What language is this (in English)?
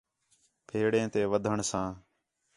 Khetrani